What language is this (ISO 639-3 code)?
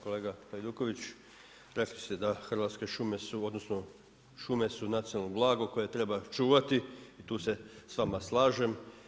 hrv